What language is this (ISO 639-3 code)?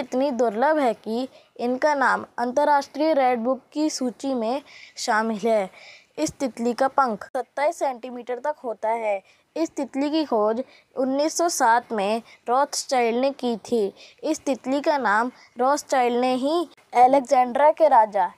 hin